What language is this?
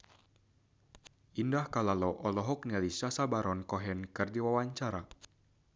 Sundanese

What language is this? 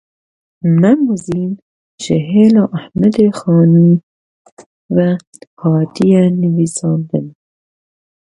Kurdish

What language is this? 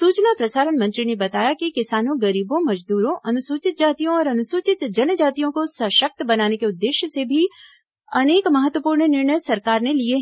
Hindi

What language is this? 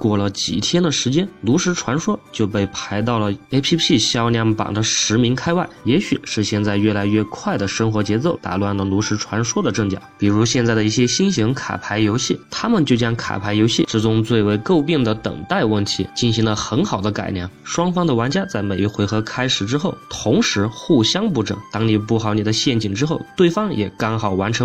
Chinese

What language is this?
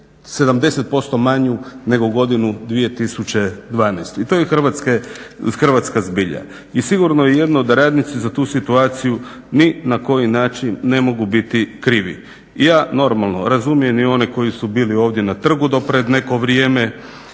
Croatian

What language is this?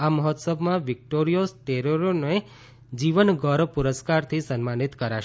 Gujarati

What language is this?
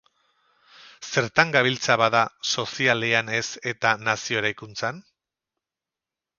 Basque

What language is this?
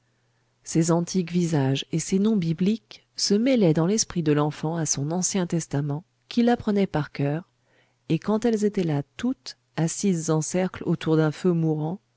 French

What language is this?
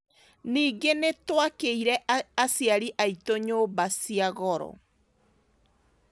Kikuyu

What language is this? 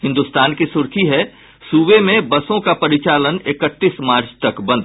Hindi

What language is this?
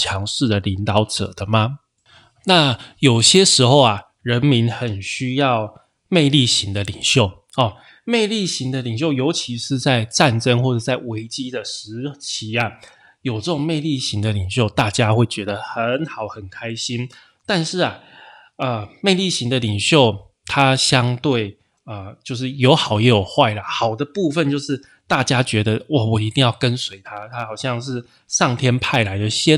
Chinese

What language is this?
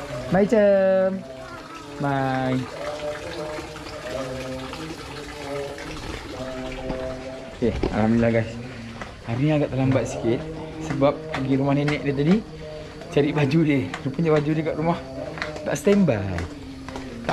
Malay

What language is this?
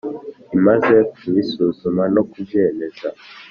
Kinyarwanda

